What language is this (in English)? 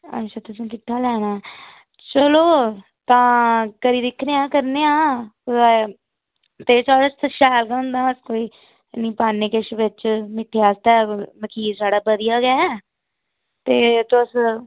Dogri